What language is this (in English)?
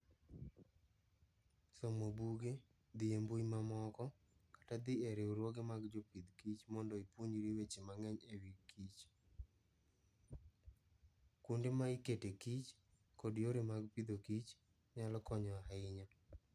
Luo (Kenya and Tanzania)